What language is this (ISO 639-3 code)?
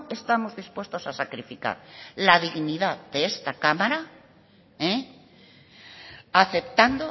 spa